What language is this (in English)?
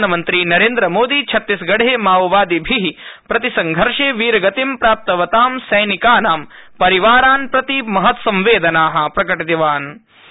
Sanskrit